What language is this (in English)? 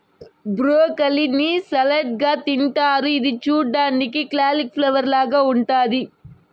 Telugu